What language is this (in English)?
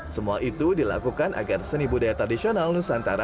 Indonesian